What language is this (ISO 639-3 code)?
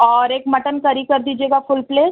urd